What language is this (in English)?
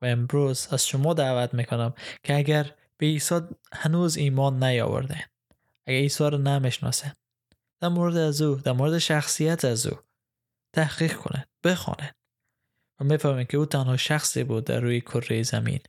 Persian